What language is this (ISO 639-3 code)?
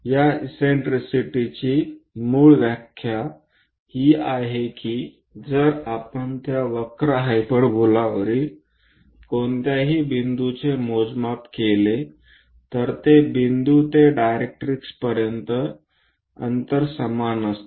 mar